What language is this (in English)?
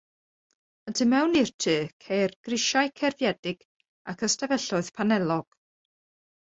Welsh